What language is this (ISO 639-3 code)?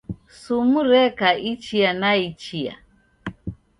dav